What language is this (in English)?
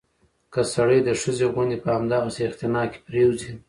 Pashto